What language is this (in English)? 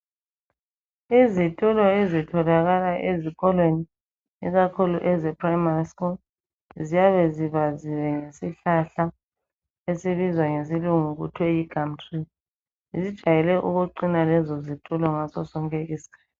North Ndebele